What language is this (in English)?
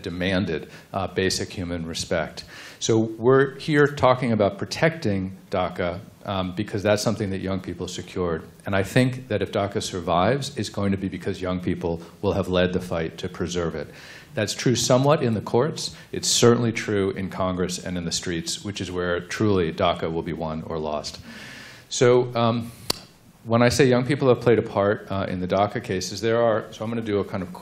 English